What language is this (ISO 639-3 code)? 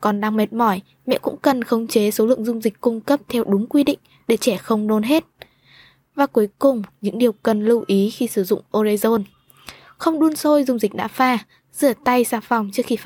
vie